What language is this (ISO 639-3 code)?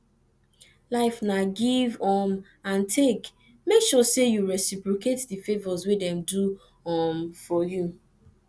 pcm